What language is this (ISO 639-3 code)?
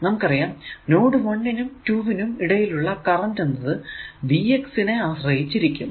mal